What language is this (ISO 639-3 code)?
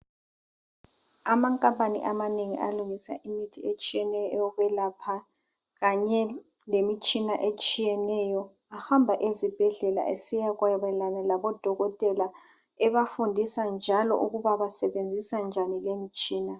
nde